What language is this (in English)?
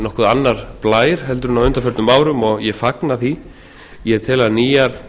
Icelandic